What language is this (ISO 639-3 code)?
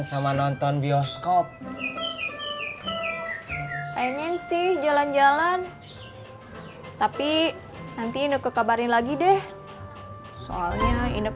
ind